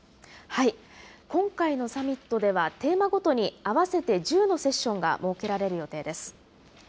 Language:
Japanese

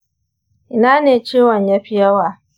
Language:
Hausa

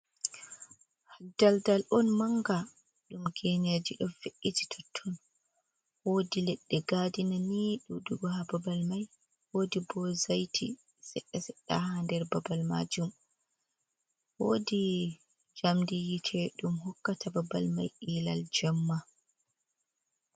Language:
Fula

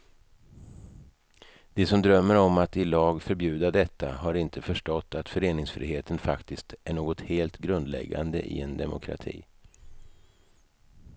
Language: Swedish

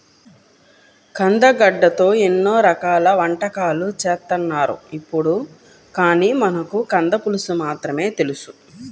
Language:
Telugu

